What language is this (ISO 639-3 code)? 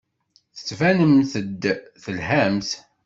kab